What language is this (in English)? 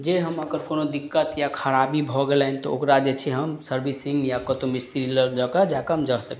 Maithili